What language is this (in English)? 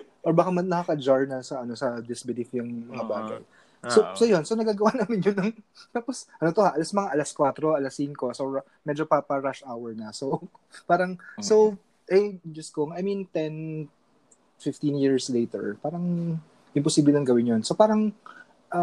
Filipino